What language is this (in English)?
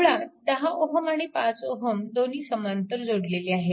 Marathi